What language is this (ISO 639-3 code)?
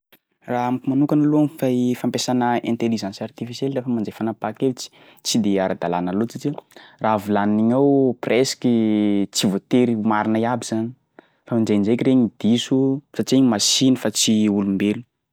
skg